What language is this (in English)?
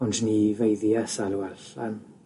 Welsh